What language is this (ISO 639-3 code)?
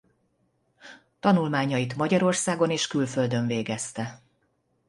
hun